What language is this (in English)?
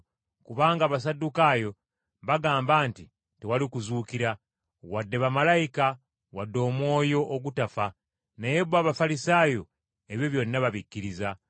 Ganda